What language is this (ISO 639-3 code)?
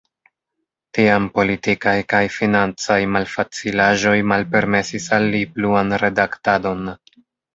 epo